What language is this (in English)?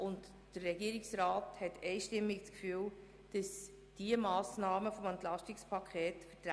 Swiss German